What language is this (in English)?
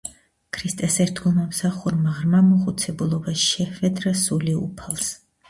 Georgian